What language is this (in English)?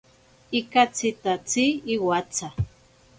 Ashéninka Perené